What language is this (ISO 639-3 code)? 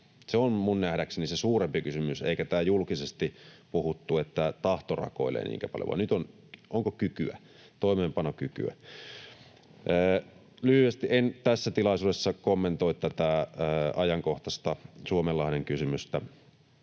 fin